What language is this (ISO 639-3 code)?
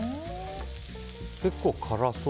jpn